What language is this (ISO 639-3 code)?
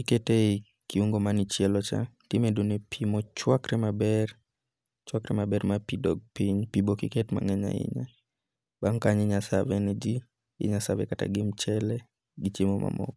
luo